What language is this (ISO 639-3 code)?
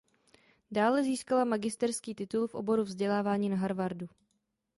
ces